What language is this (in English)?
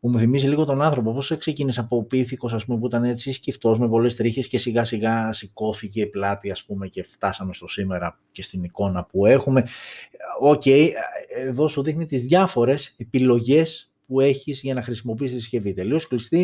Greek